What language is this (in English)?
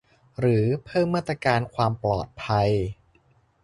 Thai